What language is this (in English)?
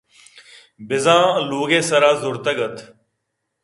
Eastern Balochi